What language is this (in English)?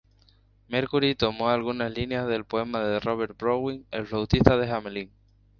Spanish